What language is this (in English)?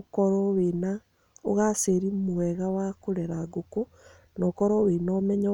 Kikuyu